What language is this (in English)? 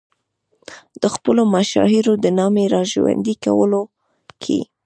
Pashto